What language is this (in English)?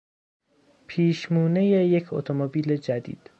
Persian